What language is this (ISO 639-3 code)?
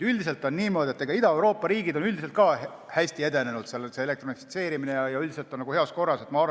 est